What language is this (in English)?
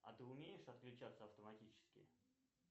Russian